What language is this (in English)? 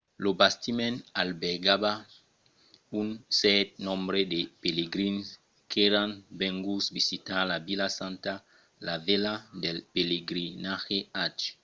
Occitan